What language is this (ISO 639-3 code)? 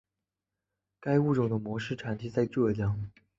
zho